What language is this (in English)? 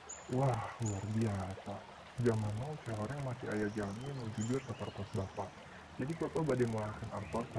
Indonesian